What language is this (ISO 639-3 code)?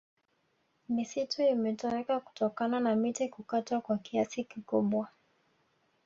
swa